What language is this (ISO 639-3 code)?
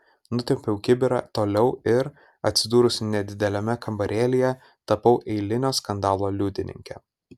lit